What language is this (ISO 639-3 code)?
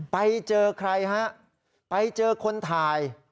tha